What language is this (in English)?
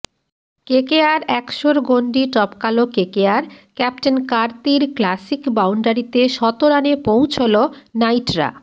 Bangla